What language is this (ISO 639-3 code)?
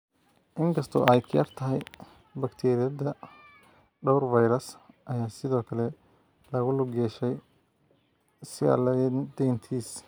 som